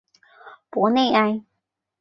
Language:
Chinese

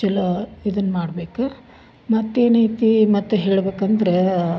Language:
Kannada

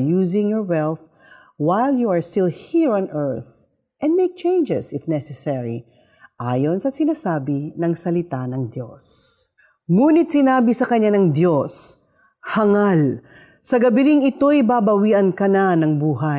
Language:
Filipino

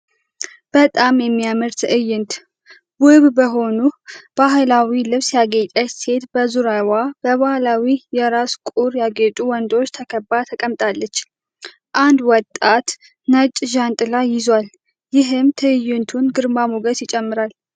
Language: Amharic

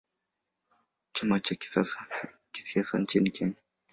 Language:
Swahili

